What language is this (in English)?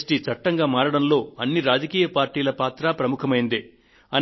Telugu